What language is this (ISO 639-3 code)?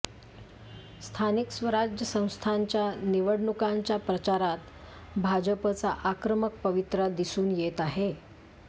mar